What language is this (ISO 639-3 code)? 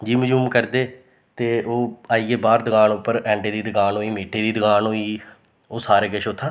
doi